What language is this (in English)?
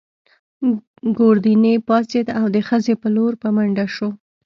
Pashto